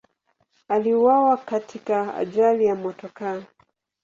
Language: Swahili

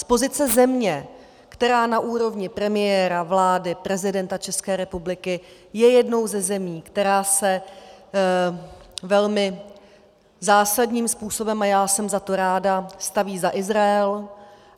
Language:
Czech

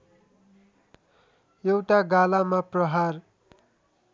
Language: Nepali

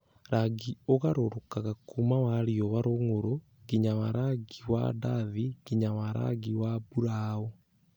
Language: Kikuyu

